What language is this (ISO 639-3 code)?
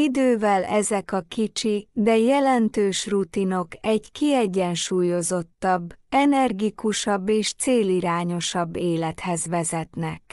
hun